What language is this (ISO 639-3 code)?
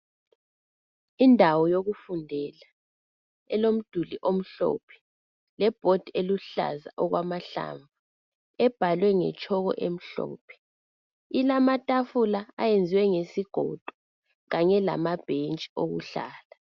nde